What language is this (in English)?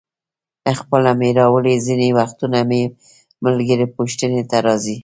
Pashto